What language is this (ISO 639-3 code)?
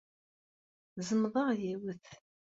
kab